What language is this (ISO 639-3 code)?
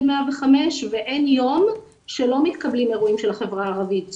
heb